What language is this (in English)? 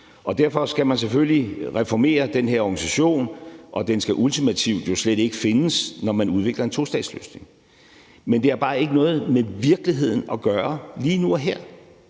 Danish